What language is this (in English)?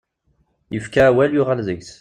Kabyle